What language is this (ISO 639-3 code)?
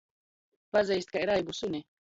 ltg